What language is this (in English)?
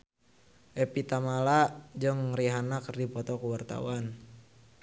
Sundanese